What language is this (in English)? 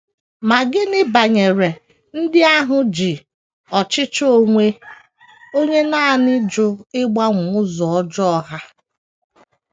Igbo